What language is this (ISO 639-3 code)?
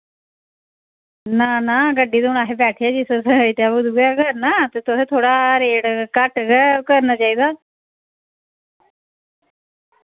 doi